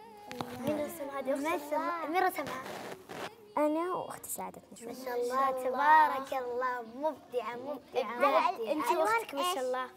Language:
Arabic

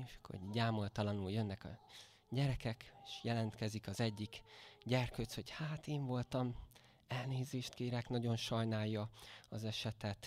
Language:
Hungarian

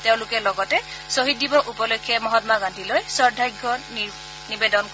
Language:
Assamese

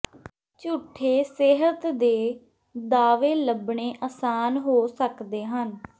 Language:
Punjabi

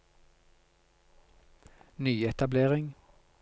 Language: Norwegian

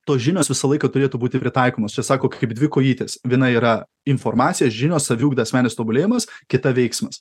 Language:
Lithuanian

